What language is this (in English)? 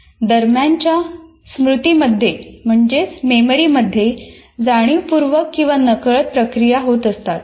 Marathi